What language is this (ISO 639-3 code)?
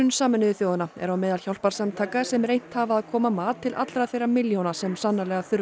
isl